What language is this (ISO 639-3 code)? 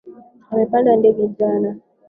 swa